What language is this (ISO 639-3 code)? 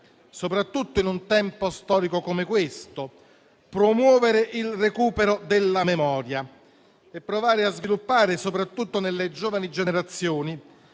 ita